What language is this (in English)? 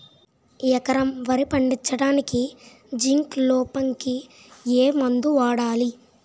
Telugu